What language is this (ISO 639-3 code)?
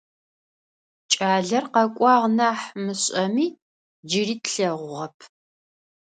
ady